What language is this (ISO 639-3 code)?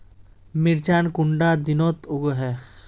mag